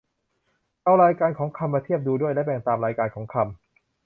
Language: Thai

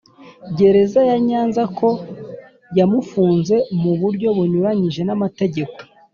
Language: Kinyarwanda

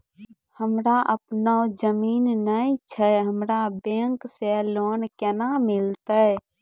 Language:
Maithili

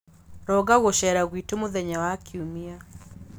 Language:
Kikuyu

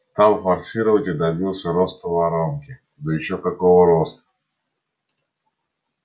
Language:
Russian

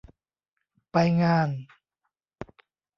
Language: Thai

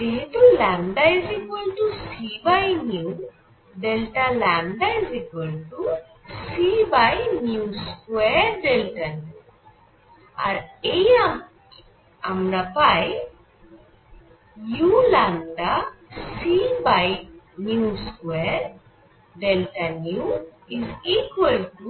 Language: Bangla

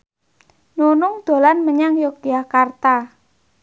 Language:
Javanese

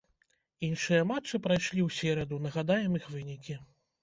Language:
Belarusian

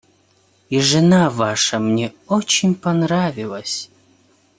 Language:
Russian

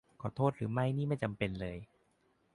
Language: Thai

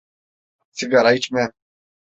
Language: Turkish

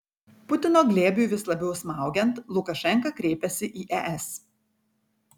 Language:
Lithuanian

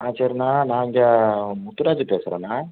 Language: Tamil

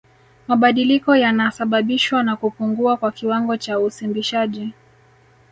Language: Swahili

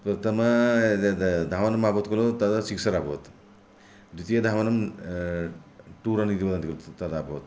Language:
Sanskrit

